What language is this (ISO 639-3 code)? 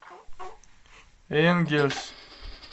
rus